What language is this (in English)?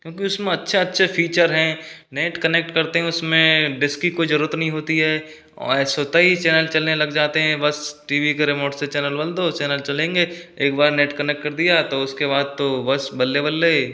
Hindi